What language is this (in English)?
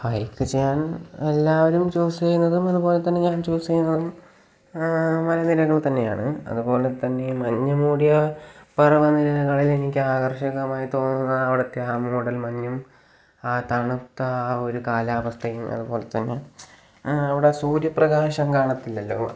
Malayalam